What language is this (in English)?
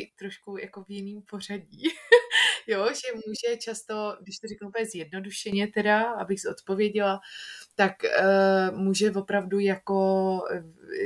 Czech